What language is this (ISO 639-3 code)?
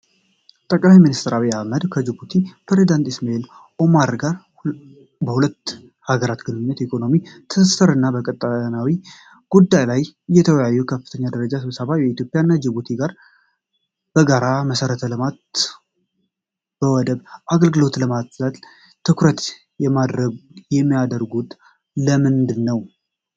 amh